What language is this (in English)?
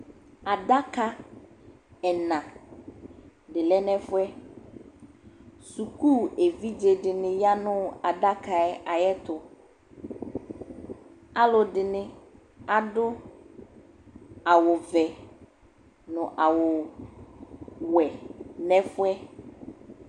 Ikposo